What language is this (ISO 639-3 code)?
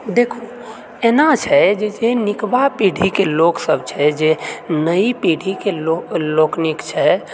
mai